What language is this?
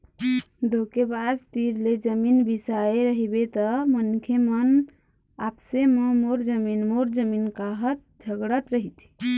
Chhattisgarhi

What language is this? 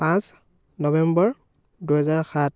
Assamese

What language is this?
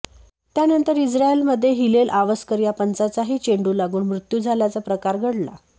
Marathi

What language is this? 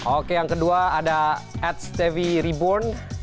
Indonesian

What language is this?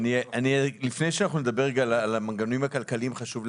Hebrew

